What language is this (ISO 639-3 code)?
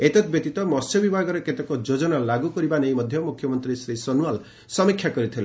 ori